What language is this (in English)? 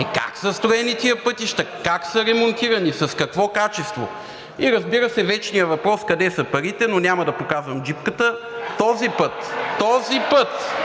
Bulgarian